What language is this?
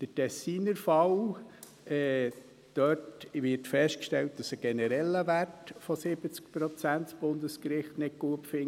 Swiss German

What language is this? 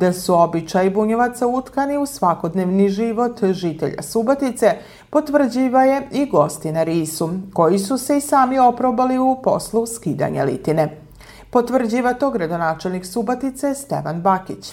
Croatian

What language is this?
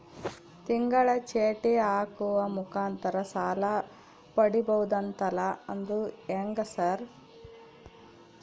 Kannada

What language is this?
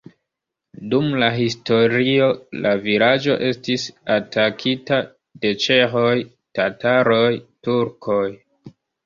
Esperanto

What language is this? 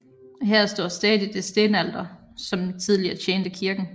Danish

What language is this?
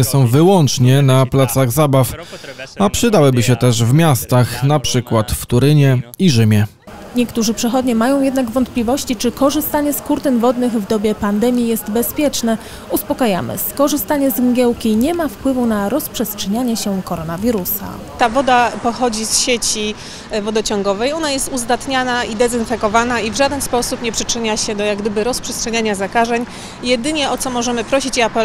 Polish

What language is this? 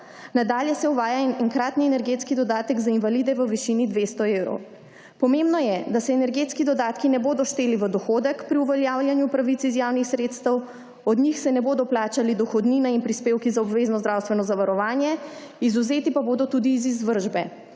Slovenian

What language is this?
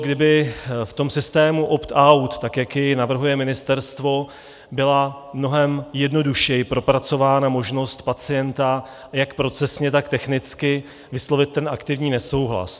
Czech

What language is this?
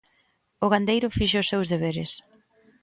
Galician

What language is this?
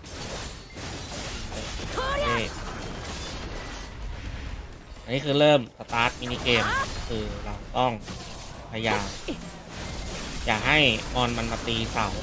Thai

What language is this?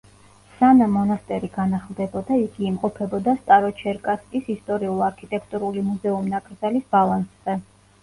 Georgian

